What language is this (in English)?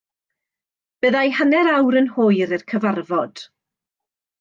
Welsh